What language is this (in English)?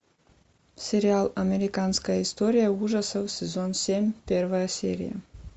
Russian